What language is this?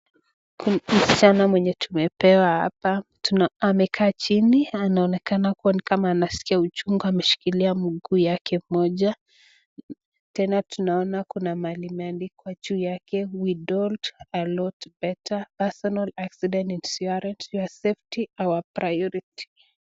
Swahili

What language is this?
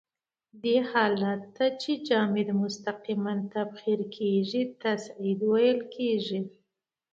Pashto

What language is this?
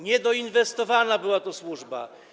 Polish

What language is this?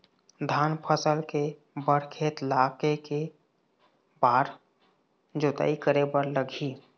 Chhattisgarhi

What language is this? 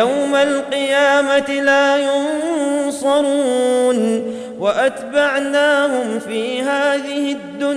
Arabic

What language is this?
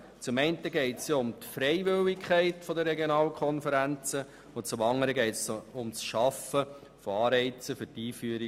Swiss German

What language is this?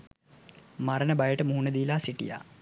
Sinhala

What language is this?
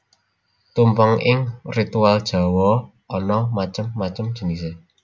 Javanese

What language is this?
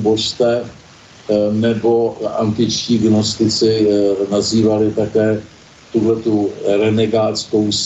Czech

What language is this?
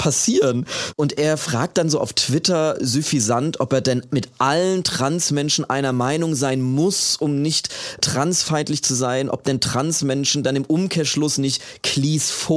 German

